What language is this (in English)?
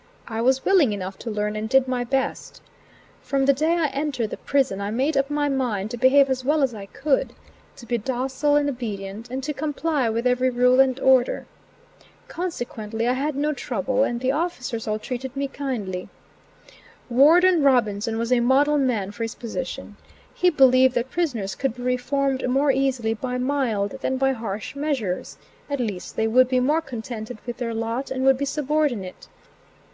English